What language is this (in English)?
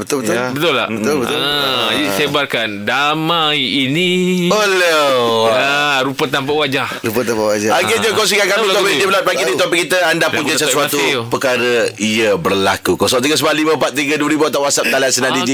Malay